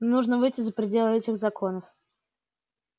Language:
Russian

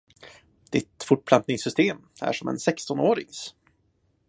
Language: Swedish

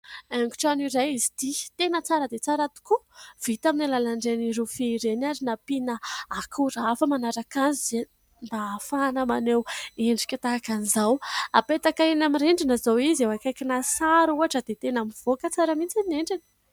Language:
Malagasy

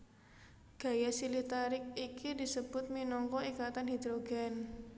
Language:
Javanese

